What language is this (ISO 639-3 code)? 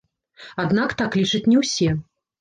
bel